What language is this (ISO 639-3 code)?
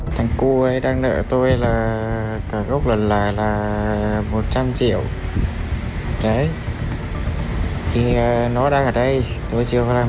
vie